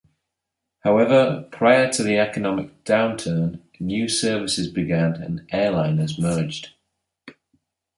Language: English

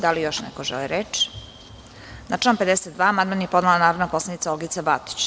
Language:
Serbian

